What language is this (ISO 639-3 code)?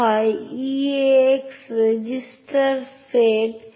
ben